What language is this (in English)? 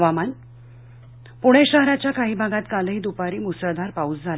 Marathi